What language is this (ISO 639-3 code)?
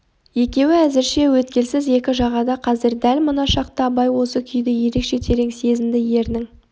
kaz